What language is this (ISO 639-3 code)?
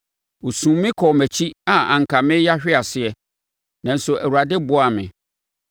aka